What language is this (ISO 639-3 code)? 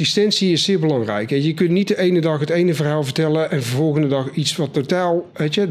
nld